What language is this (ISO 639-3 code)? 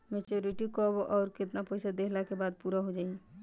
bho